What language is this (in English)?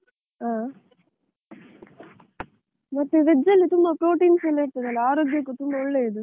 Kannada